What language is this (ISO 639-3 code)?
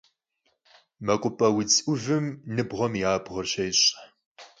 kbd